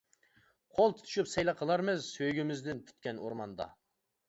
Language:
Uyghur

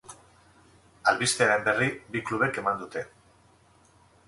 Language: Basque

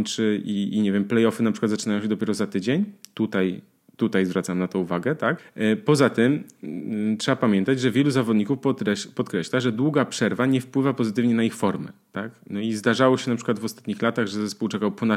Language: Polish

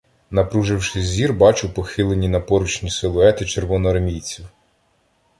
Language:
Ukrainian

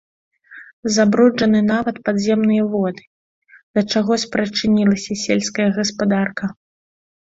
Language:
Belarusian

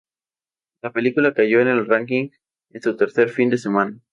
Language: Spanish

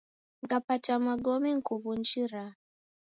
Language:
Taita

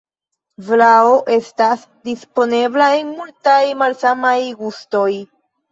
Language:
Esperanto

